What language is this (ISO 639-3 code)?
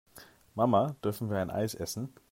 deu